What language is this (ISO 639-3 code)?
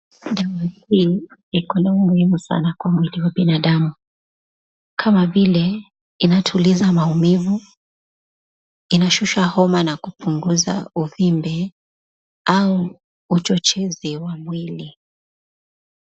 swa